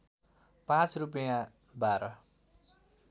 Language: Nepali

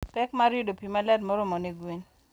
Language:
Luo (Kenya and Tanzania)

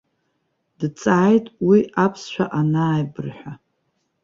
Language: Abkhazian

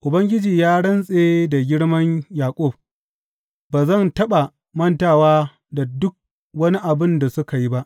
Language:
Hausa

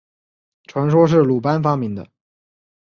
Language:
Chinese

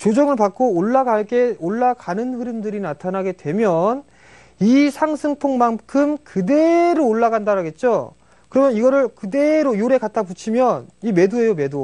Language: Korean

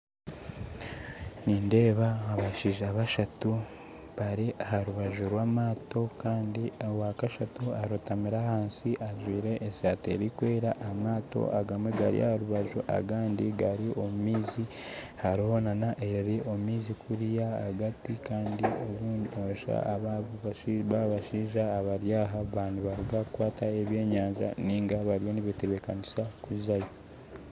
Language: Nyankole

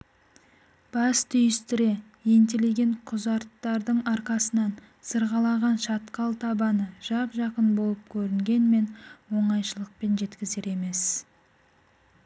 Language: Kazakh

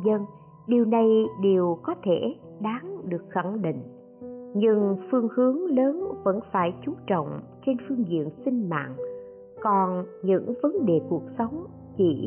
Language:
Vietnamese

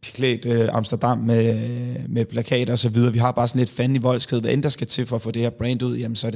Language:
Danish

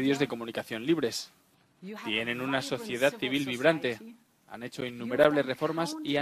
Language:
Spanish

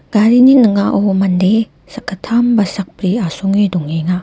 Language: Garo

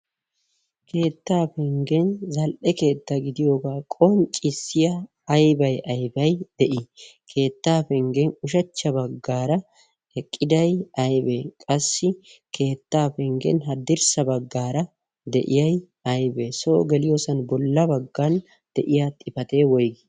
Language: Wolaytta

